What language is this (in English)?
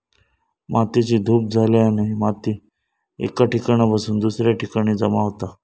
Marathi